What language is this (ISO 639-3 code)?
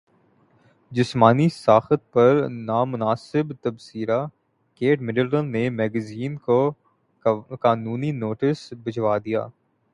urd